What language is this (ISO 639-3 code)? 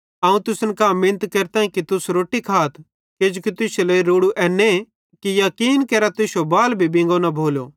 bhd